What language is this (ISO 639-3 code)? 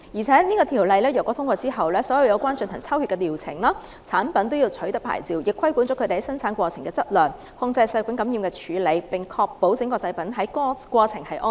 yue